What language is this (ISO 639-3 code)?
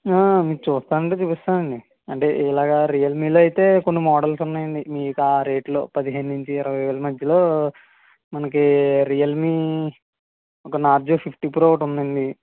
tel